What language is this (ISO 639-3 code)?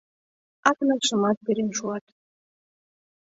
chm